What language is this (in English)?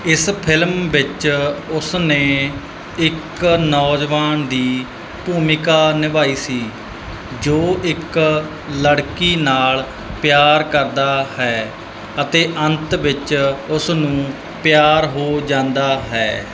Punjabi